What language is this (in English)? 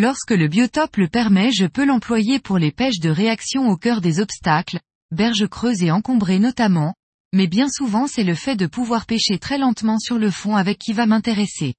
French